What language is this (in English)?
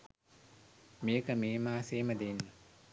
Sinhala